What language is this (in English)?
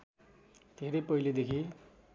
Nepali